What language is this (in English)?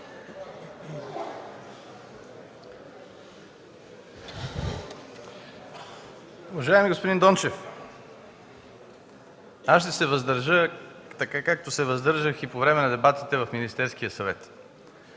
Bulgarian